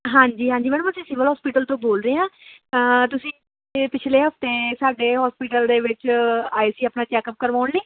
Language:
Punjabi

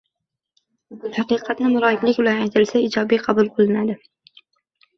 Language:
Uzbek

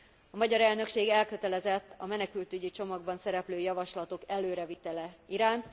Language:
Hungarian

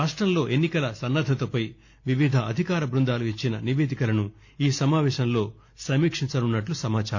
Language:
Telugu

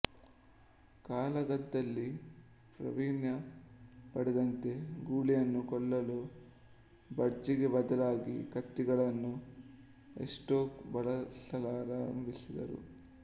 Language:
Kannada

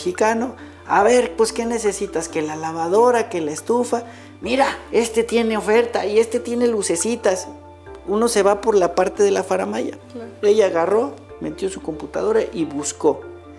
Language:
Spanish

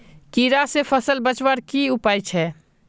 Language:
Magahi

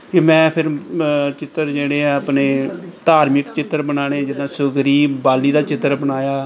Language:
Punjabi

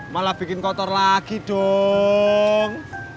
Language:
Indonesian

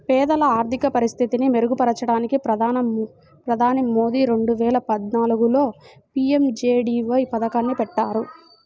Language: Telugu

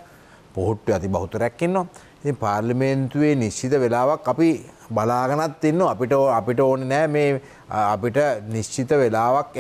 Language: Indonesian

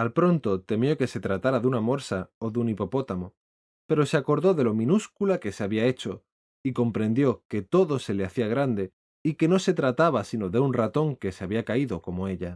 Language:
Spanish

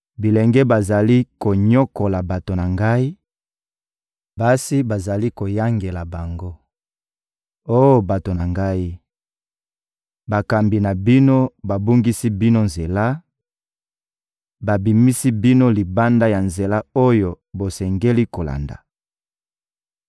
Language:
Lingala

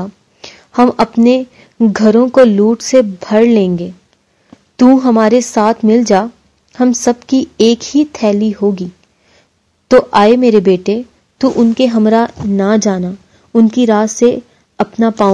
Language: Hindi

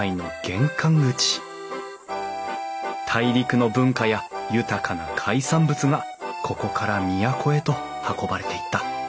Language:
Japanese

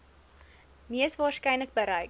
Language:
Afrikaans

